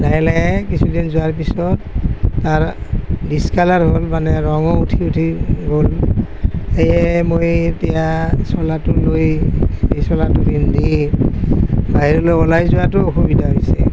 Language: Assamese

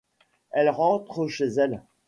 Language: French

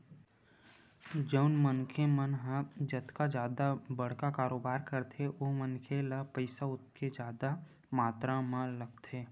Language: Chhattisgarhi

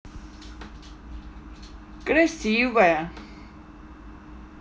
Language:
Russian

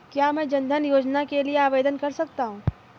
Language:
Hindi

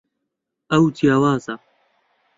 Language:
Central Kurdish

